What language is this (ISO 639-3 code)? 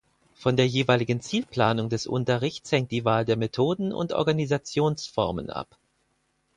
deu